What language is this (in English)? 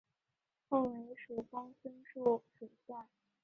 Chinese